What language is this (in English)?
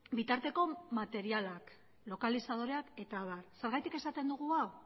Basque